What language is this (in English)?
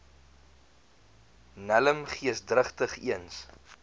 Afrikaans